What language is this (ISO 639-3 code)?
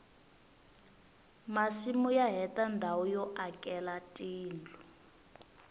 tso